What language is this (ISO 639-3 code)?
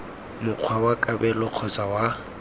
tsn